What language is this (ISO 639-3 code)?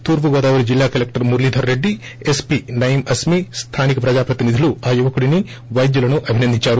tel